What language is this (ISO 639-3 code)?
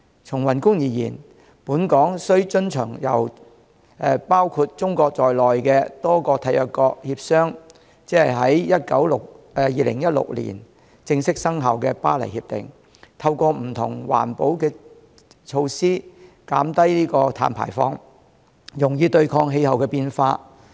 yue